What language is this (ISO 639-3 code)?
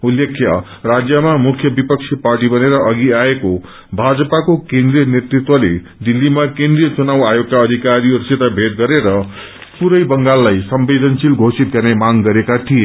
nep